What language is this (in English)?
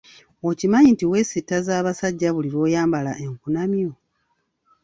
Ganda